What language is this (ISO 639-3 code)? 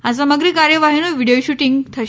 guj